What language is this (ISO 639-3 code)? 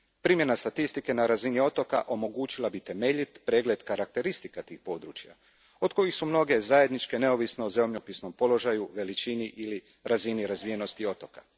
hrv